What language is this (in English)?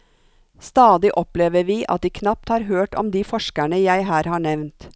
Norwegian